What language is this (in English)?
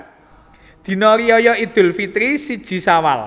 Javanese